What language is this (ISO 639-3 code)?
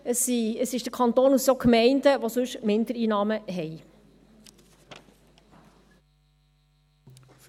gsw